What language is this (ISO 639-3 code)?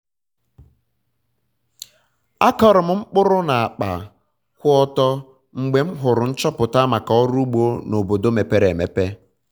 ibo